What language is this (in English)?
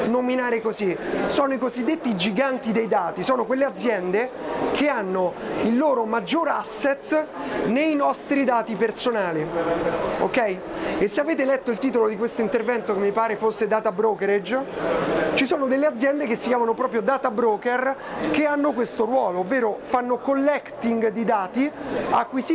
Italian